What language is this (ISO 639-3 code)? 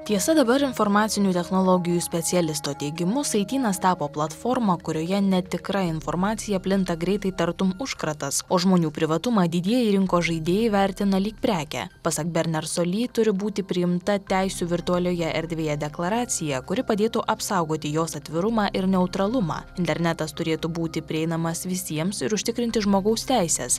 lit